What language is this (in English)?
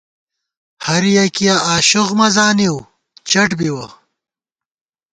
Gawar-Bati